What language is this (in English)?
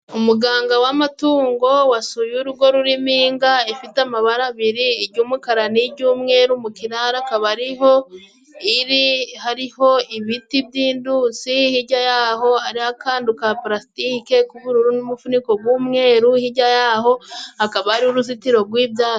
Kinyarwanda